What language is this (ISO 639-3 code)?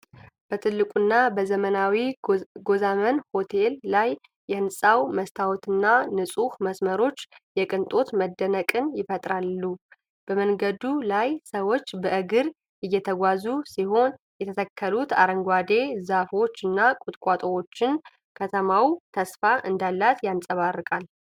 amh